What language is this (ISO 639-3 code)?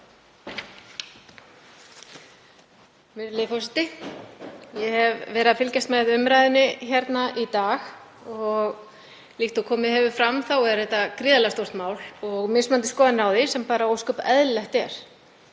isl